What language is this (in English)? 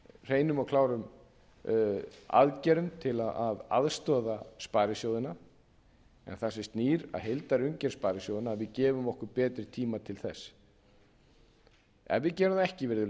Icelandic